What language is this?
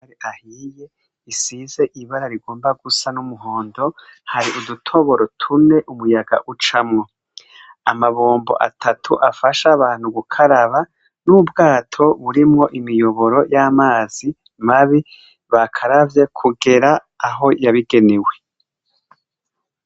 Rundi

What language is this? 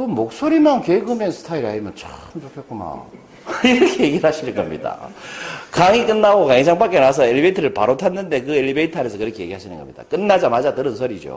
Korean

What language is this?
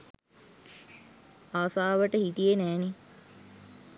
Sinhala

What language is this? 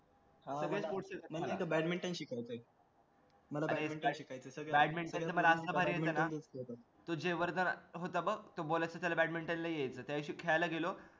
Marathi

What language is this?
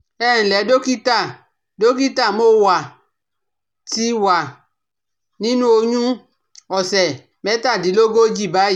Yoruba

